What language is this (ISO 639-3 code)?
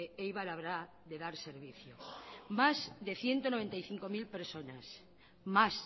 spa